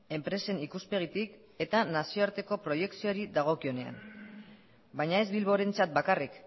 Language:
Basque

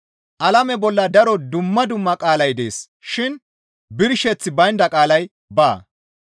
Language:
Gamo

